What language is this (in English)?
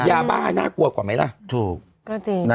Thai